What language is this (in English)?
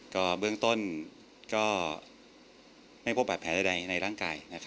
Thai